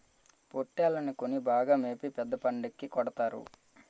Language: Telugu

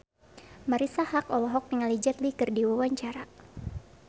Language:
Sundanese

